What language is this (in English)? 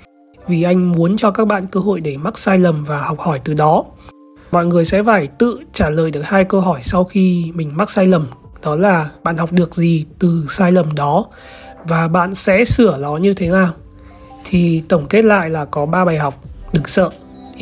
Vietnamese